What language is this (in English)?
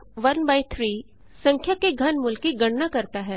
Hindi